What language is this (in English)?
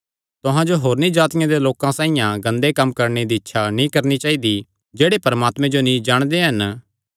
Kangri